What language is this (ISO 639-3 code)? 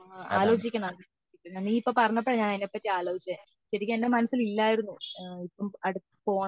mal